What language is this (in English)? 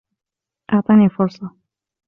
Arabic